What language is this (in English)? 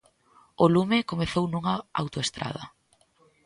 Galician